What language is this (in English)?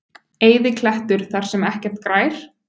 Icelandic